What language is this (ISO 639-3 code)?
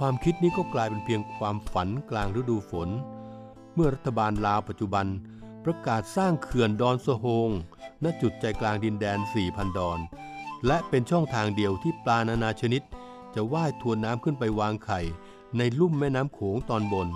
tha